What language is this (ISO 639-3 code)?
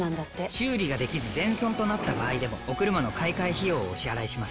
jpn